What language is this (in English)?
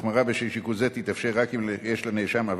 Hebrew